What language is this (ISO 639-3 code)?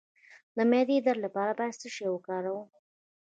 pus